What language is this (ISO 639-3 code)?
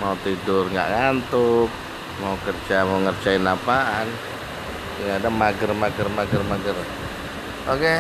ind